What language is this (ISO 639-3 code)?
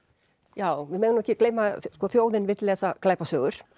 isl